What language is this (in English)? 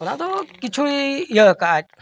Santali